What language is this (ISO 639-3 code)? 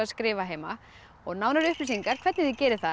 isl